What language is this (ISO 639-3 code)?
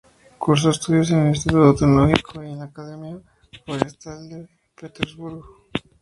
spa